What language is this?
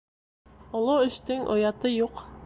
Bashkir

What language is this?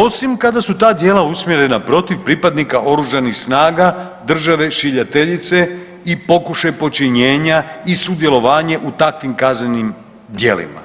Croatian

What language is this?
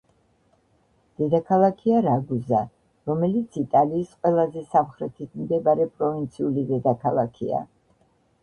Georgian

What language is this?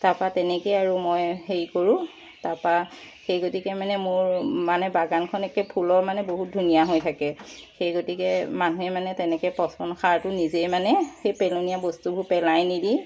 Assamese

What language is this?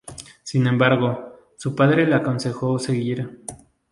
Spanish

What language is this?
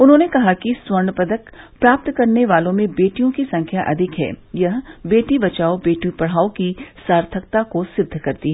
Hindi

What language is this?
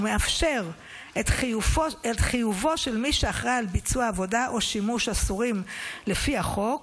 Hebrew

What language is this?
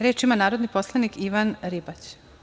Serbian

